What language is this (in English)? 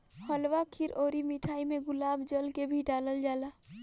Bhojpuri